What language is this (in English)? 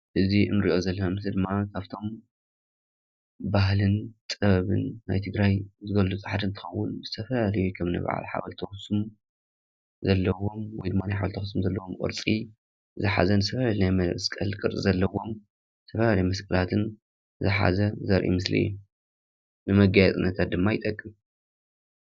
Tigrinya